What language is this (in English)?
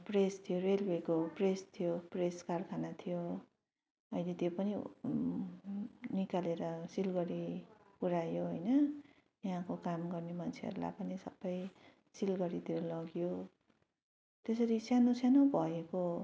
Nepali